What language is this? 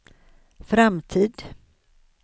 Swedish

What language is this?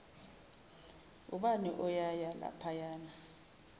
Zulu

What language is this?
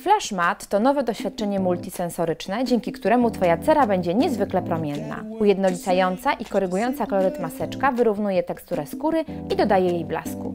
Polish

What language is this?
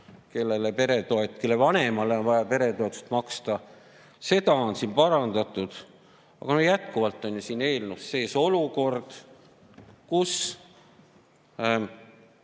Estonian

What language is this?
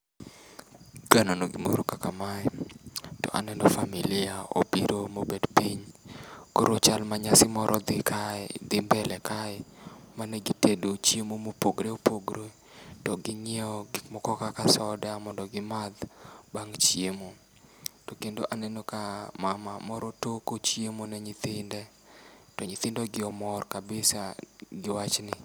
Luo (Kenya and Tanzania)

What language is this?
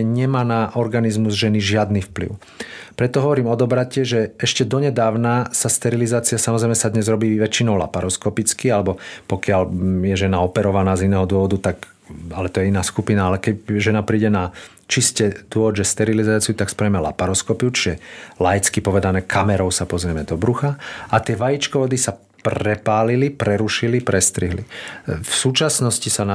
Slovak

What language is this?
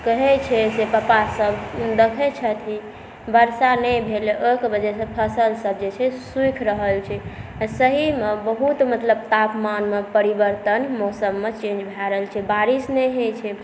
Maithili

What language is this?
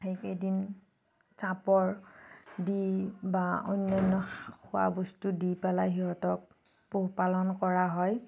Assamese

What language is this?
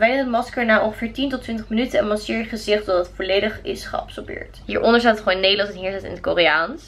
Dutch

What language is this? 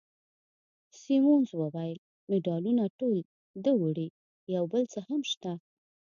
Pashto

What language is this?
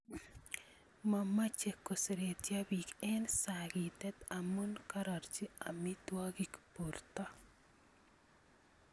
Kalenjin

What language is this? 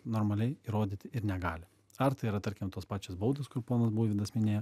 Lithuanian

